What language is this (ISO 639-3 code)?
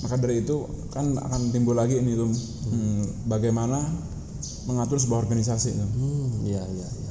ind